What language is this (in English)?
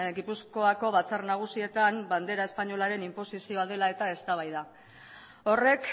Basque